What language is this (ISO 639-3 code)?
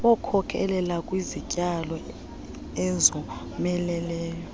xho